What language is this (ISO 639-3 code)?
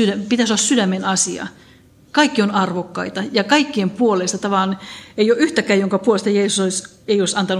fin